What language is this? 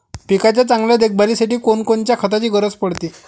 Marathi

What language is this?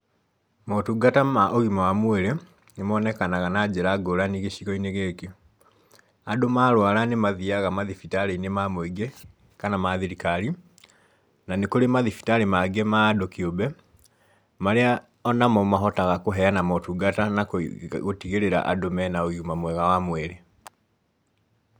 Kikuyu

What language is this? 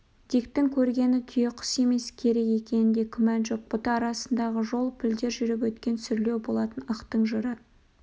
Kazakh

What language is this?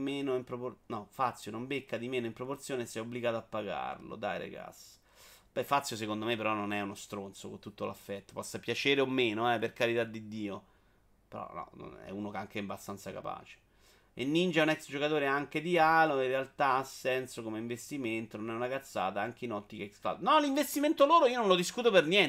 Italian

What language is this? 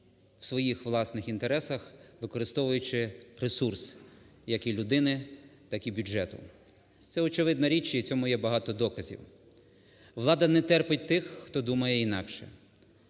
Ukrainian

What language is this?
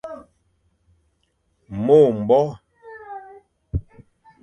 Fang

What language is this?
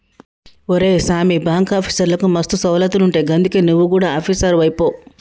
Telugu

